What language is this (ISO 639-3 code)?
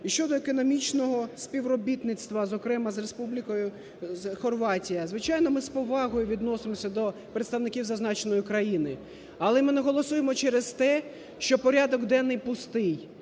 ukr